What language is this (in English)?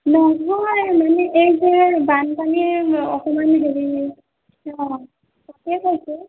Assamese